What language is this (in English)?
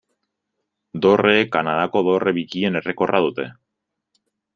Basque